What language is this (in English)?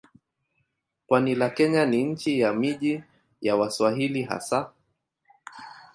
Swahili